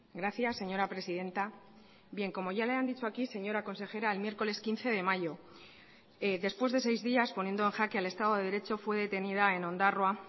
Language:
Spanish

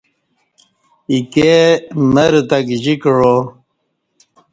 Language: Kati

